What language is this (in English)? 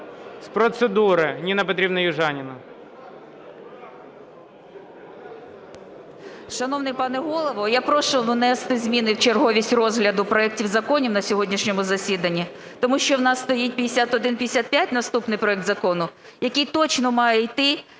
Ukrainian